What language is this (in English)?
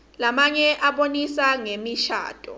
Swati